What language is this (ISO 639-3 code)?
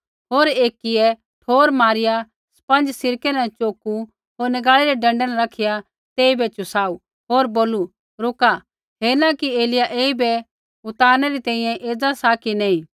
kfx